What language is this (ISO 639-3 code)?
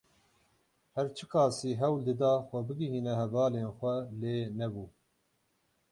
kur